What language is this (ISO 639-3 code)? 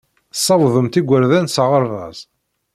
kab